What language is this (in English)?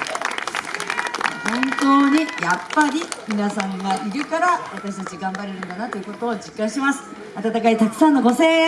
Japanese